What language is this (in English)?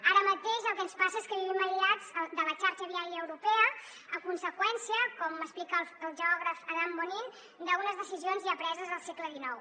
Catalan